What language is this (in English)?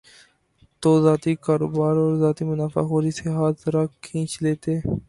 Urdu